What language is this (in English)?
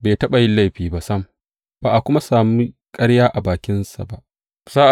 Hausa